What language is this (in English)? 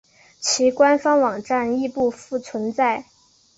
Chinese